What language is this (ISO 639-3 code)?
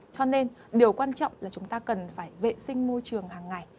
vie